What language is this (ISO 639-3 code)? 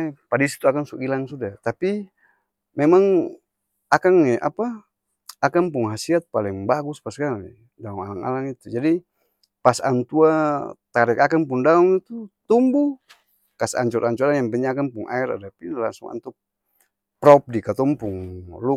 abs